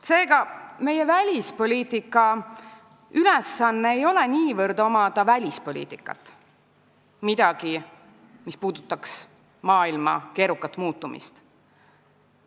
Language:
Estonian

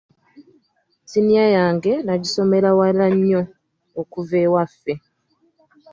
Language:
Ganda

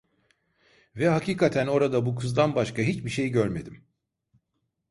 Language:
Turkish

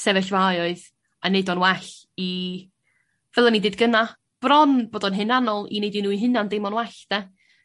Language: Welsh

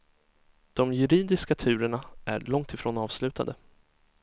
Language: Swedish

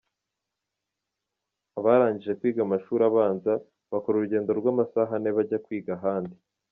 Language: Kinyarwanda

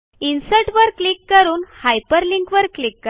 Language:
Marathi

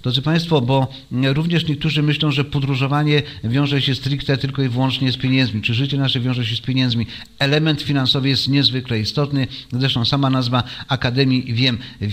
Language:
Polish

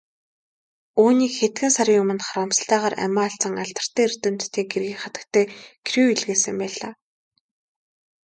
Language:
Mongolian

